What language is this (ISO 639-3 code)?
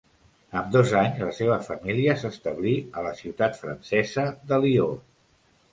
cat